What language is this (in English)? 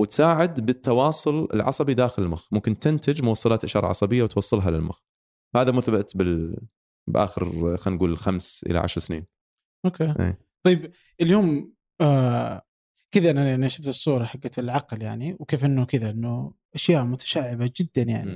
Arabic